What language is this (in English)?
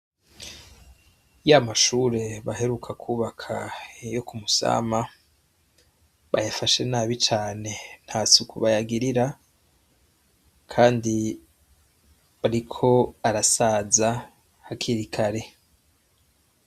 Rundi